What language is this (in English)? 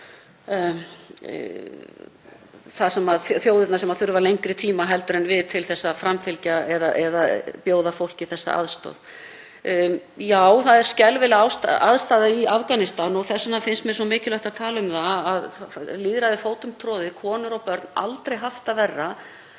Icelandic